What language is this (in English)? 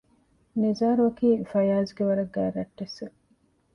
Divehi